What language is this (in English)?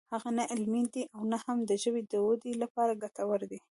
Pashto